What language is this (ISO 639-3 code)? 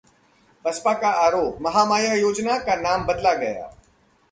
hin